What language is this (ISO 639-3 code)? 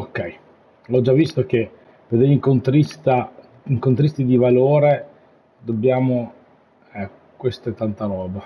ita